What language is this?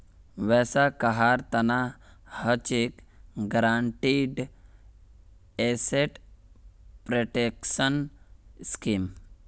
Magahi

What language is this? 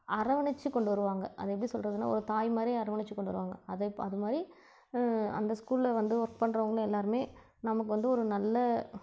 Tamil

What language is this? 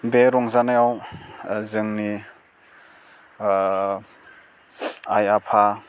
Bodo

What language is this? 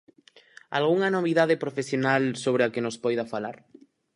Galician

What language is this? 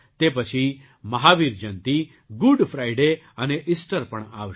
Gujarati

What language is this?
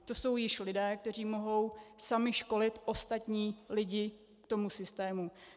Czech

